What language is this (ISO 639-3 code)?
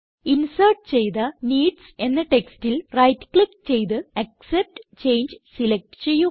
mal